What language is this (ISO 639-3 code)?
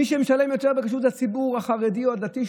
heb